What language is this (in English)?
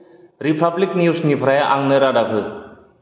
Bodo